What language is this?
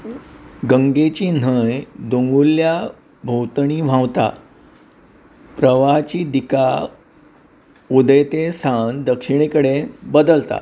Konkani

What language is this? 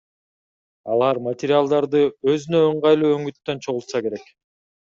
Kyrgyz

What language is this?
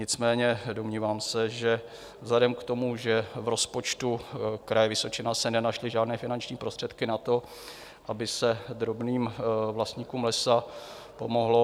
Czech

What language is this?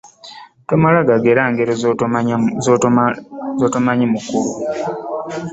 Ganda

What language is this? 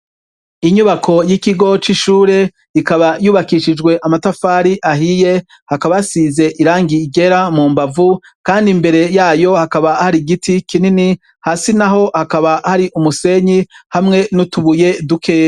Rundi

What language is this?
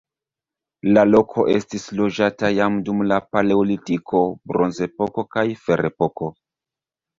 Esperanto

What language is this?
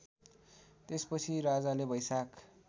Nepali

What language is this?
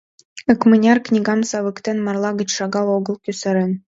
Mari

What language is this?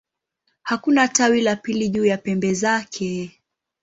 Swahili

